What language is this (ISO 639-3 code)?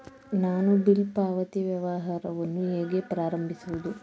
kan